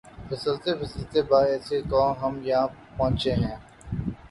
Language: Urdu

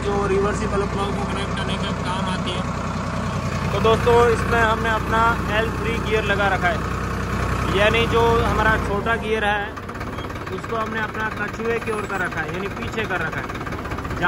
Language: Hindi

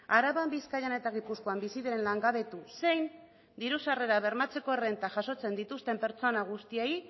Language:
Basque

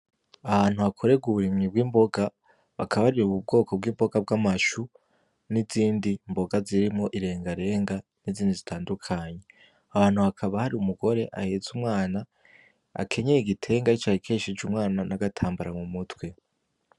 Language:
Rundi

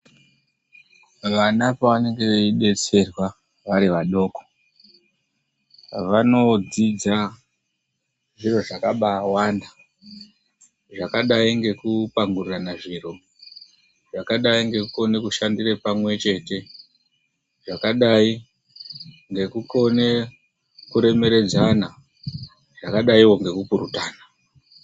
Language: Ndau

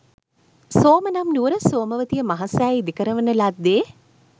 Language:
Sinhala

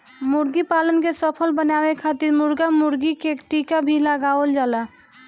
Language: Bhojpuri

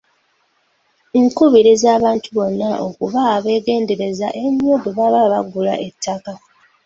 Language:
Ganda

